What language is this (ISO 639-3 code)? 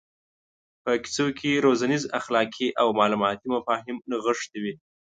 pus